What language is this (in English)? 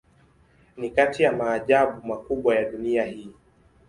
Swahili